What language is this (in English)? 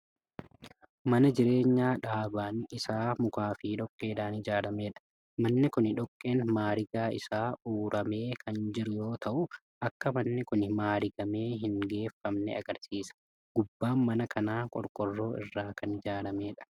Oromo